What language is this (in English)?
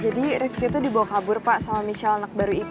Indonesian